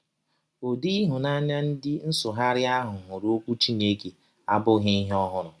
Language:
Igbo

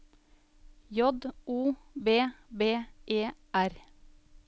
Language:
Norwegian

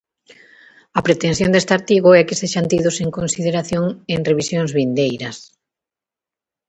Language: Galician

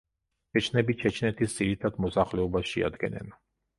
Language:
Georgian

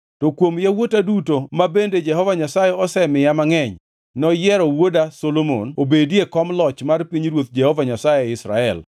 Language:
Luo (Kenya and Tanzania)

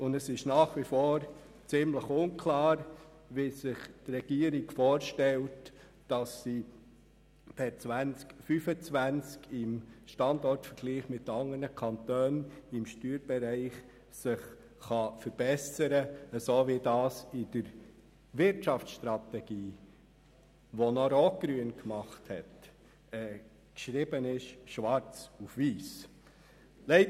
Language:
Swiss German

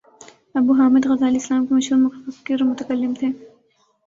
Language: Urdu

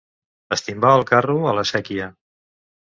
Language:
Catalan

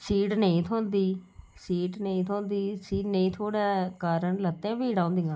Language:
Dogri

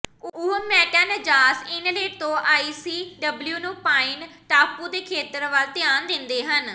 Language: Punjabi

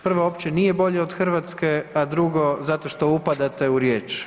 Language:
Croatian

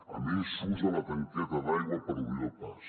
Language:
Catalan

